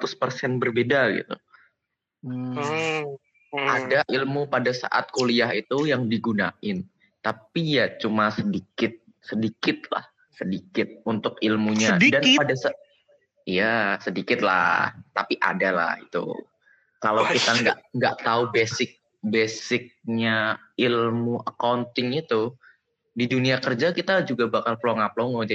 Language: Indonesian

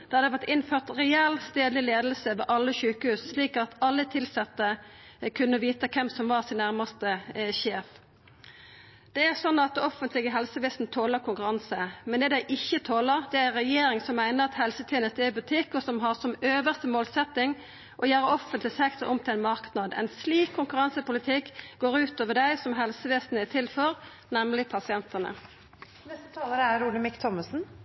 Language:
Norwegian Nynorsk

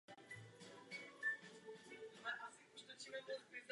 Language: Czech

